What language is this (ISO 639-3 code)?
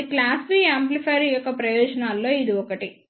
tel